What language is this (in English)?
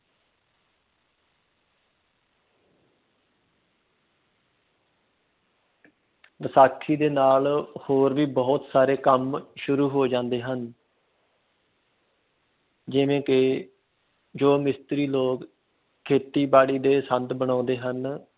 Punjabi